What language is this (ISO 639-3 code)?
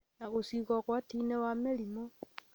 kik